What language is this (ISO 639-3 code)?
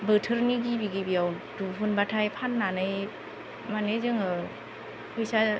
brx